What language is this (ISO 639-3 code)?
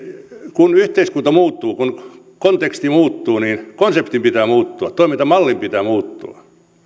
fin